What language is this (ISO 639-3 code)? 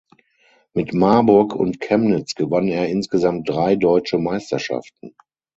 deu